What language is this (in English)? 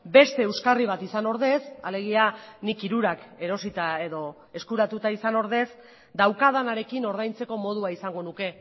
Basque